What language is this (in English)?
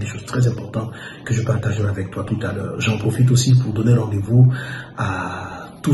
French